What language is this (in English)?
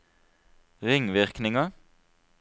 Norwegian